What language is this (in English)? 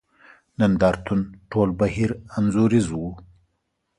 Pashto